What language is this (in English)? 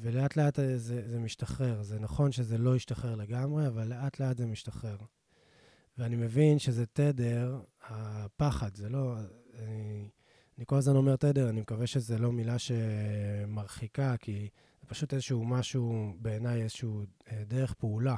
Hebrew